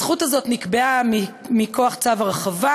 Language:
Hebrew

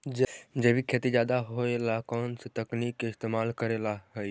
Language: Magahi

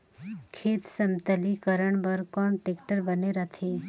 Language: Chhattisgarhi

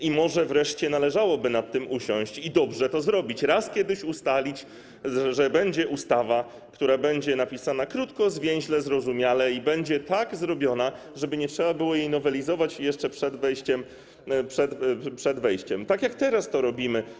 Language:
Polish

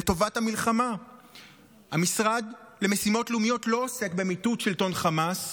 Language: Hebrew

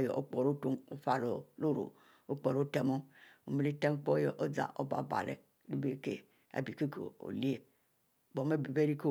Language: Mbe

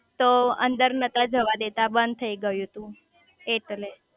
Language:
Gujarati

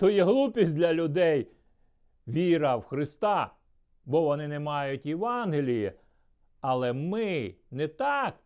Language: Ukrainian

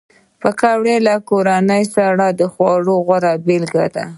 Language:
Pashto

